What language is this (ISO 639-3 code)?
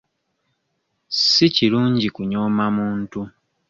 lug